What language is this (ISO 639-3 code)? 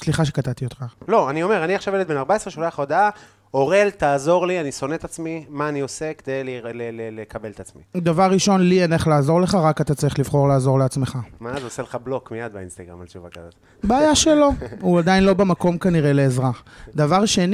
heb